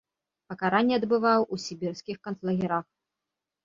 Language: Belarusian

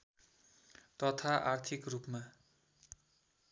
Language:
Nepali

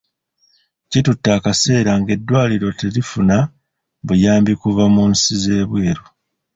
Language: Ganda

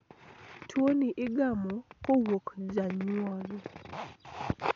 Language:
Luo (Kenya and Tanzania)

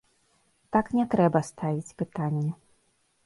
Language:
Belarusian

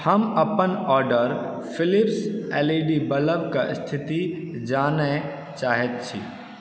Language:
Maithili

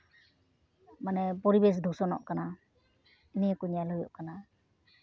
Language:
Santali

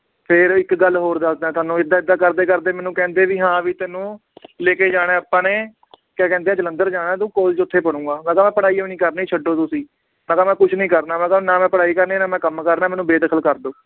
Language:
Punjabi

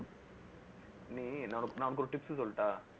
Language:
Tamil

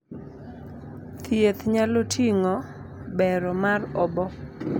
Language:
Luo (Kenya and Tanzania)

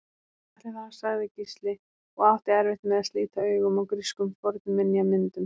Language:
Icelandic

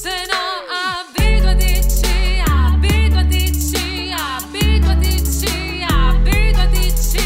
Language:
Italian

